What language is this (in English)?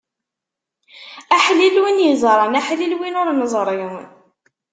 Kabyle